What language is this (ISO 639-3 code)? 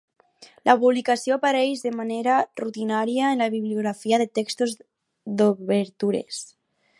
cat